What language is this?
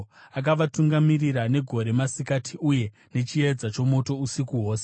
Shona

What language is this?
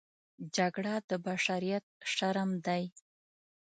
Pashto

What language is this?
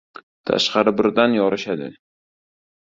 Uzbek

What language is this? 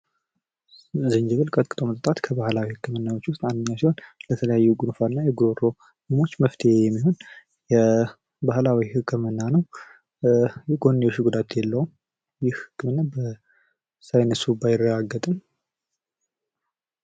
Amharic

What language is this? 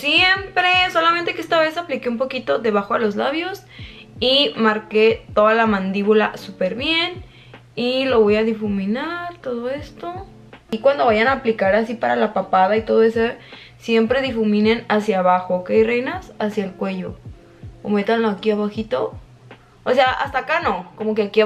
Spanish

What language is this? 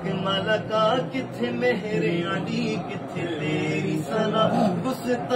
Arabic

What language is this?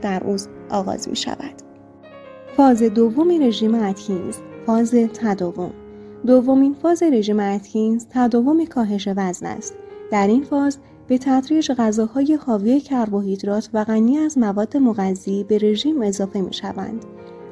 Persian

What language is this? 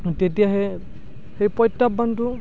Assamese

